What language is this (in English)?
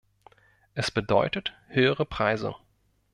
German